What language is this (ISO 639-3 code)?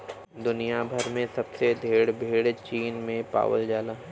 bho